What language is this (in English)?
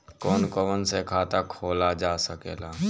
Bhojpuri